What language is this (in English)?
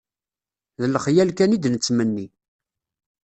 Kabyle